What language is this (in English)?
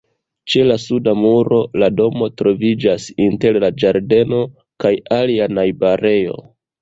Esperanto